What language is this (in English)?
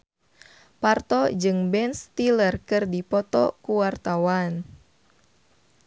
Sundanese